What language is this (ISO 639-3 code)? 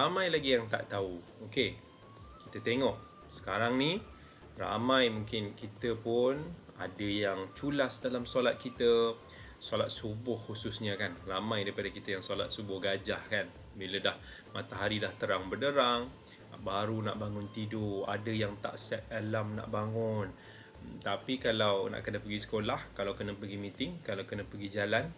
msa